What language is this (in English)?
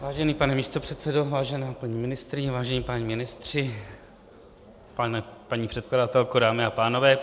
Czech